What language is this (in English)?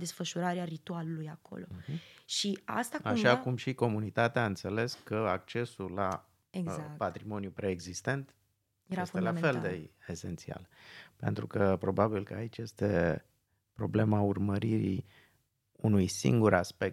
Romanian